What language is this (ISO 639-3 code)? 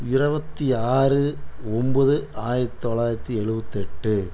tam